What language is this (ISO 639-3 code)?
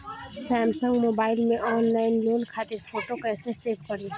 bho